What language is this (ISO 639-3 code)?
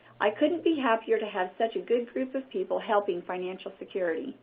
eng